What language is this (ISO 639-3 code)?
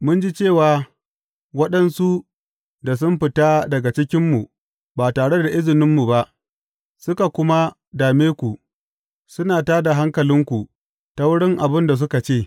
hau